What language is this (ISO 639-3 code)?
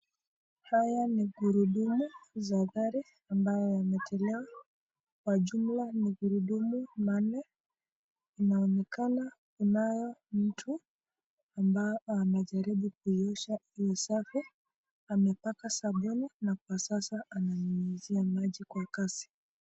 swa